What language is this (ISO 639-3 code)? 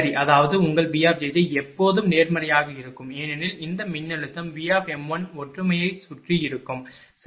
tam